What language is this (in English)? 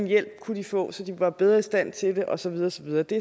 Danish